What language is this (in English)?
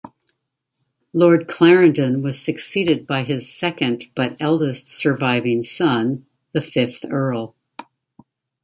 English